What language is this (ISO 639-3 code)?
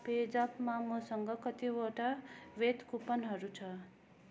nep